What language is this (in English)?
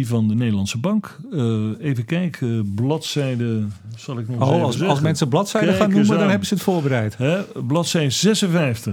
Dutch